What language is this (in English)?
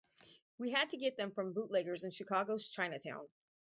English